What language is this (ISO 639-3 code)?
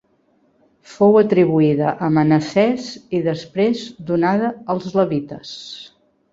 cat